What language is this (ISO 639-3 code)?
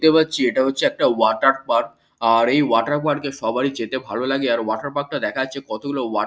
ben